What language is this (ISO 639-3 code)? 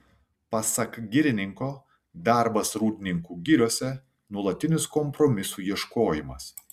lit